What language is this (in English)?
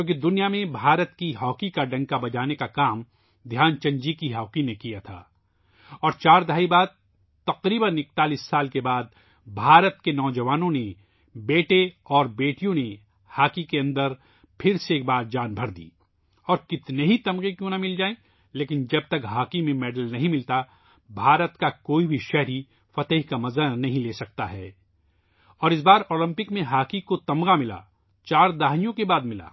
Urdu